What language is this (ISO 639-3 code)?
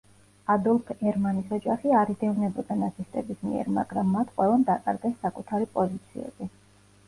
kat